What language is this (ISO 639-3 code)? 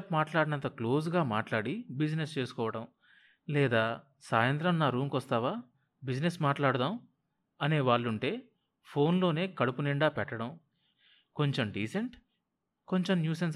tel